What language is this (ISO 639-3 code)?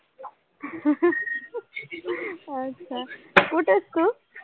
mar